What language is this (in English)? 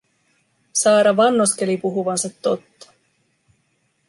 Finnish